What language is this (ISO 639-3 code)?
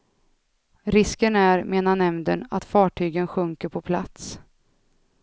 swe